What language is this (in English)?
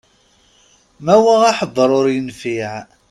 Kabyle